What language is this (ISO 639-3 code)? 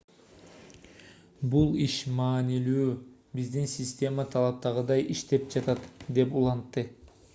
kir